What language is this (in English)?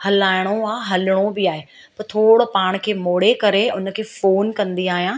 Sindhi